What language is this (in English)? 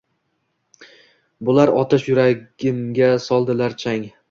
Uzbek